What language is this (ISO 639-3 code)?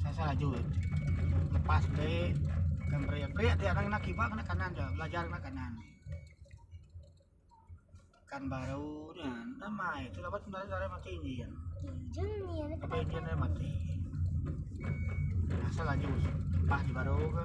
ind